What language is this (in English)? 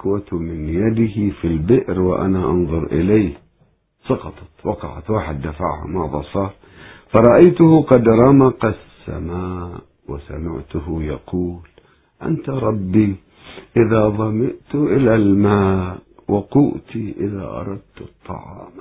Arabic